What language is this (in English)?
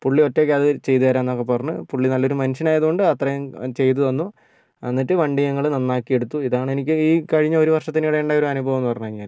Malayalam